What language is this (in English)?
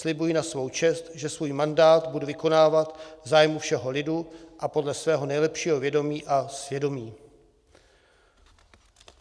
Czech